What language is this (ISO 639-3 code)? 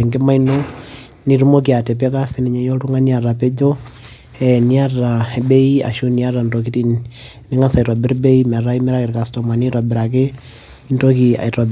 mas